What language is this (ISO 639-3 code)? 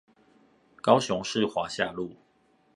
zho